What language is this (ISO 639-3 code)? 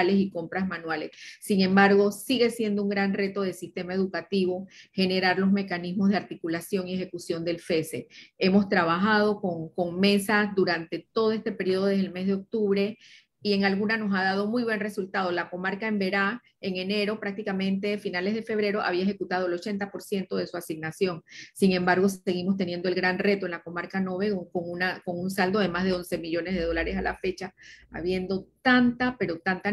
spa